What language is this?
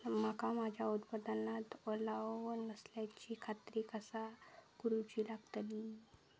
Marathi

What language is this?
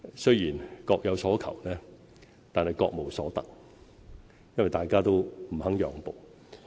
Cantonese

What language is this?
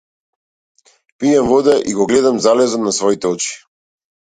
Macedonian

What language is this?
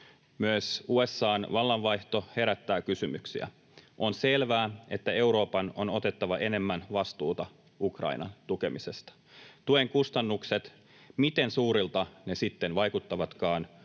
Finnish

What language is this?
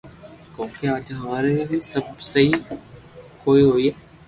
Loarki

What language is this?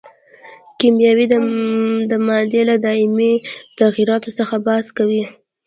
Pashto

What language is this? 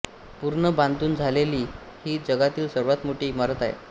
Marathi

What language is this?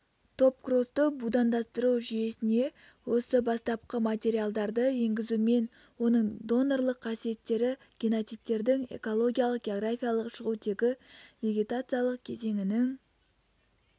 Kazakh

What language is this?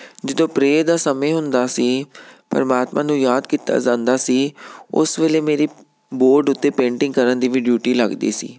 Punjabi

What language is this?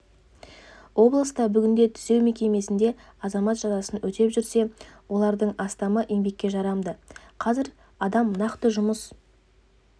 Kazakh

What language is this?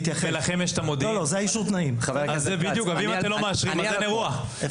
Hebrew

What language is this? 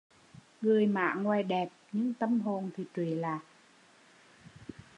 Vietnamese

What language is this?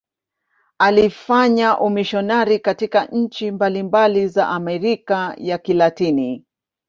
Swahili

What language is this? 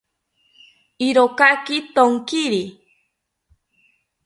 South Ucayali Ashéninka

